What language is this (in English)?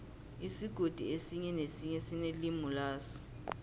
South Ndebele